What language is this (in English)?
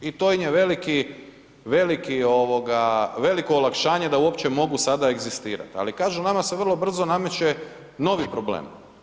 Croatian